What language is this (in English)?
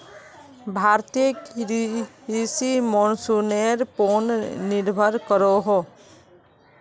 Magahi